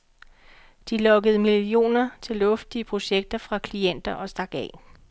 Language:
Danish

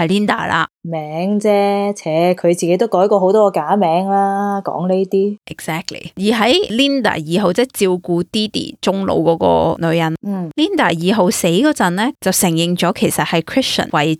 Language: Chinese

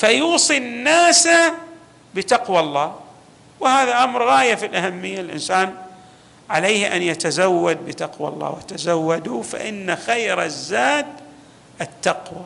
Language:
Arabic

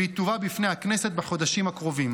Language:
Hebrew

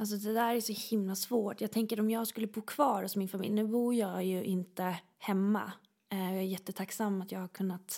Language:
Swedish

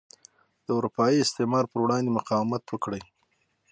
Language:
Pashto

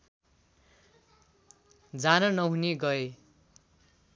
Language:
Nepali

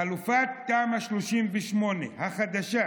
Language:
Hebrew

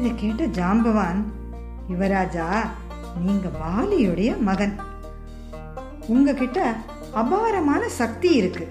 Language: Tamil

